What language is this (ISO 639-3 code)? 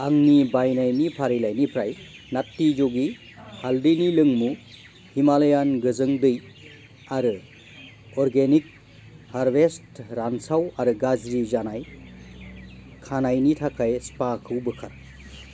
brx